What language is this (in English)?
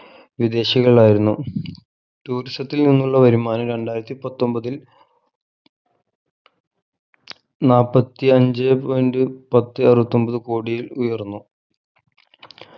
Malayalam